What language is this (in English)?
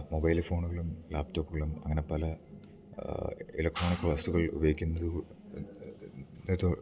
Malayalam